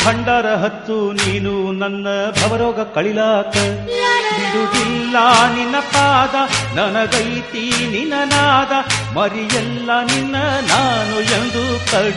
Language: Arabic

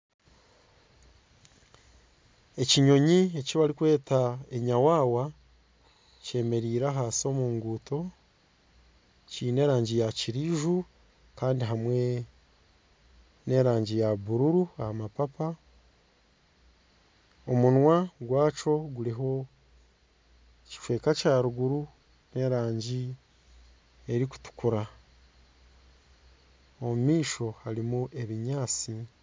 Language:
Nyankole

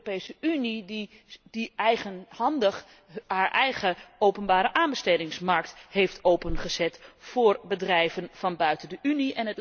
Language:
Dutch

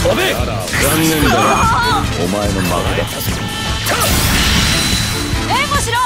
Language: Japanese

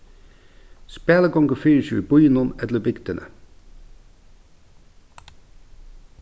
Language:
Faroese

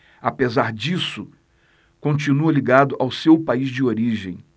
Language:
Portuguese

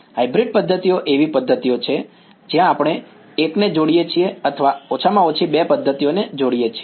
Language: Gujarati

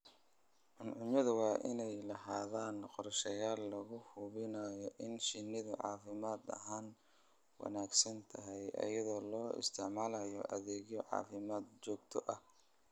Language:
Somali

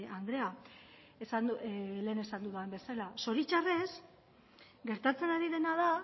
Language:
Basque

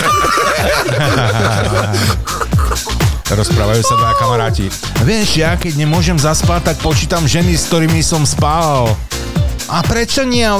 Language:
Slovak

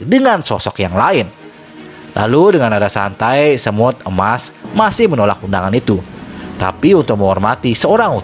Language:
Indonesian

